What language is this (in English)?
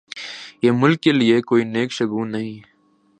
Urdu